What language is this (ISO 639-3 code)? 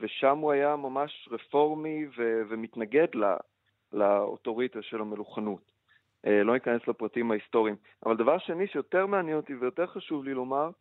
heb